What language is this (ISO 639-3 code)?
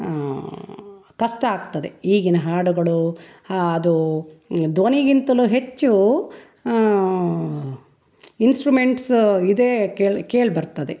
kan